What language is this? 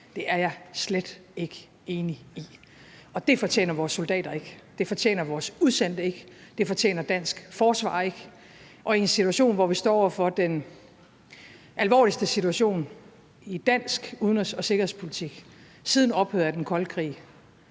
Danish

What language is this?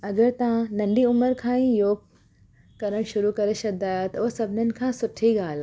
Sindhi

